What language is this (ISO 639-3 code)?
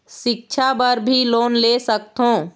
hne